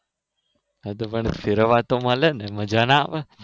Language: Gujarati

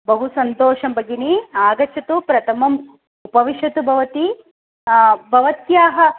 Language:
Sanskrit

